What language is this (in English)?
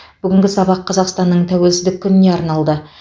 Kazakh